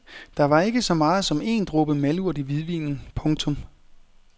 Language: Danish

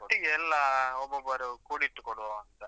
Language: Kannada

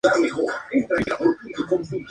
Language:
Spanish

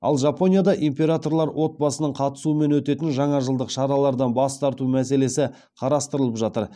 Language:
Kazakh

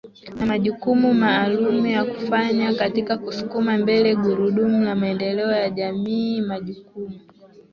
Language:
Swahili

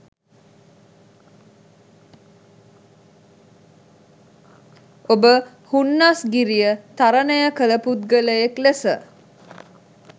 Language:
Sinhala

